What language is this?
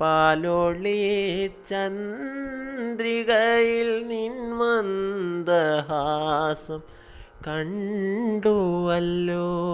Malayalam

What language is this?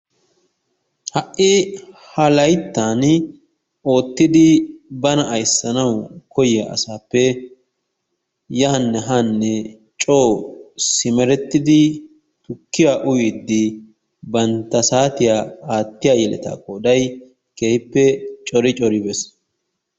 Wolaytta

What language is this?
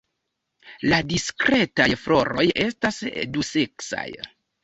Esperanto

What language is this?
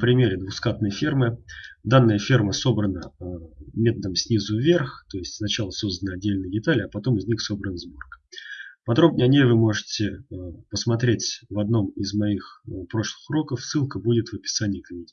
Russian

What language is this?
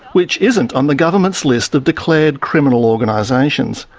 English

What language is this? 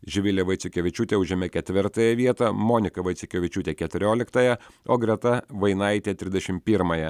Lithuanian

